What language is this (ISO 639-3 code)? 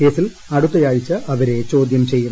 mal